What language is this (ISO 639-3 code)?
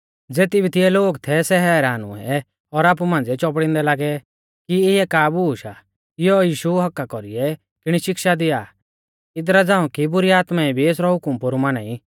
bfz